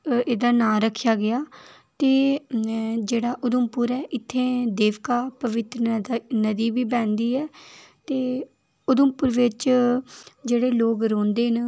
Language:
Dogri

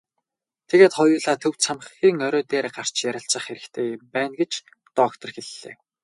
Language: Mongolian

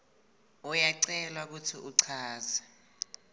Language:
Swati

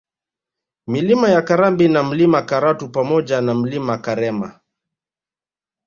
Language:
Swahili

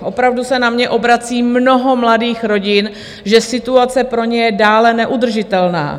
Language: Czech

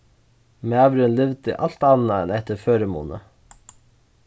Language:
Faroese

